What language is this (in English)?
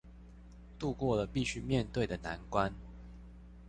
Chinese